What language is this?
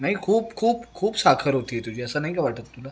Marathi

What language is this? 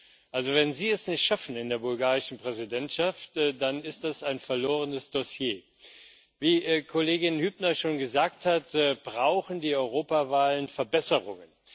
German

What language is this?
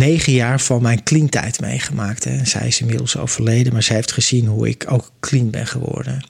Dutch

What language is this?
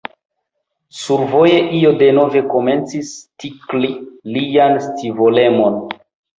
Esperanto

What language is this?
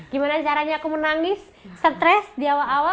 Indonesian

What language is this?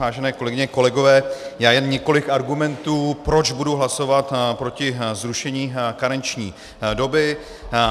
Czech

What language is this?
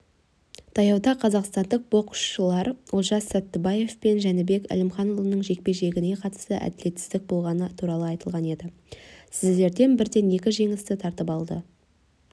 Kazakh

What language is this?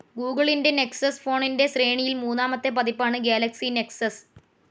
Malayalam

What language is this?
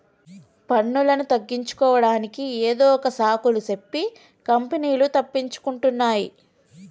Telugu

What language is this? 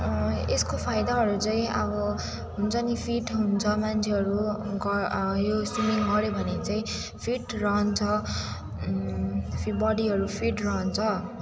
Nepali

